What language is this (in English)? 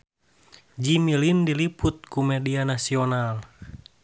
Sundanese